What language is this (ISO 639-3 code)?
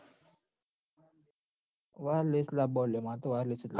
guj